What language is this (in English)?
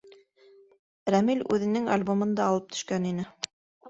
Bashkir